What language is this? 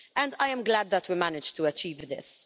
English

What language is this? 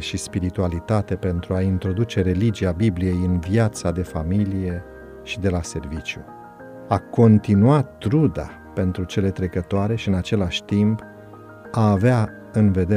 Romanian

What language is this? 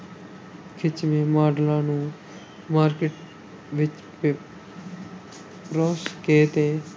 Punjabi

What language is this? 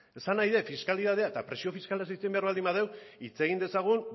Basque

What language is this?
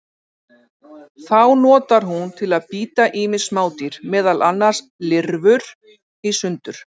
Icelandic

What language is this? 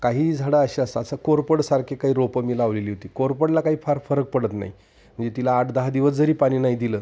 Marathi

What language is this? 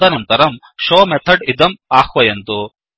Sanskrit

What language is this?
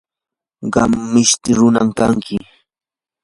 Yanahuanca Pasco Quechua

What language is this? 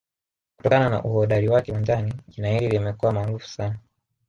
Swahili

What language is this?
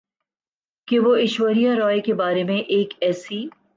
Urdu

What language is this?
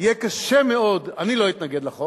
Hebrew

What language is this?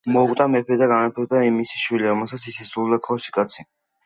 Georgian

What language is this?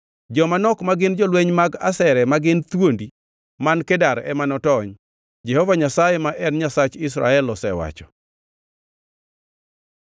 Luo (Kenya and Tanzania)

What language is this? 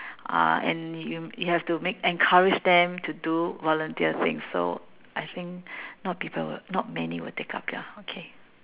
English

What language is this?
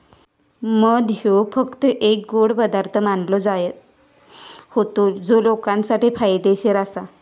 Marathi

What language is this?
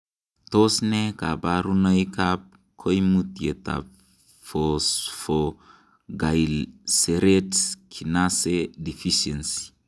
Kalenjin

